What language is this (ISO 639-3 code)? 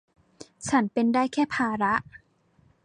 tha